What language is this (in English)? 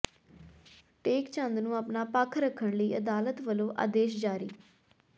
Punjabi